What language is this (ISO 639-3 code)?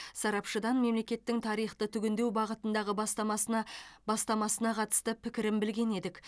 kaz